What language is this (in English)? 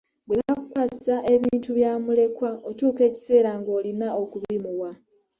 Ganda